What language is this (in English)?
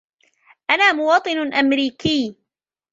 Arabic